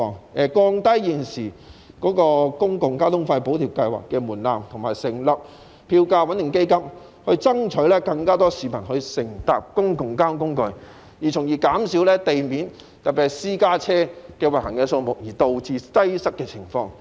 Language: Cantonese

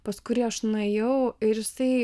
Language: Lithuanian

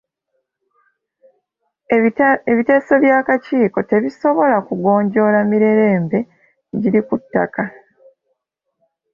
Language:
Ganda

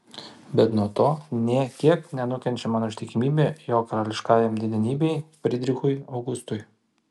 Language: Lithuanian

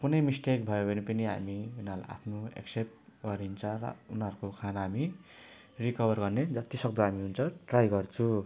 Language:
Nepali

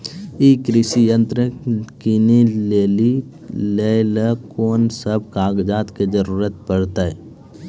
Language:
Maithili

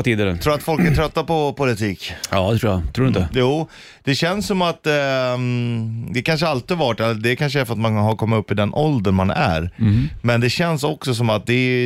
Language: Swedish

